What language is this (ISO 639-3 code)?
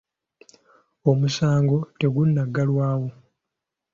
lug